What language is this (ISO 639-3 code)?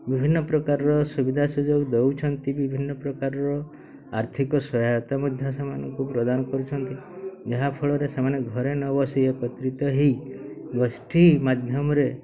ori